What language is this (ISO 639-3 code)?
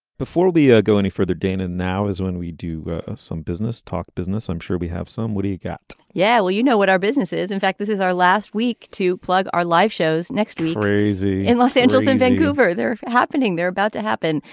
eng